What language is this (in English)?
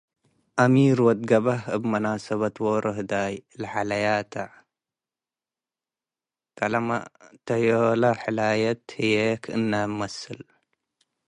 Tigre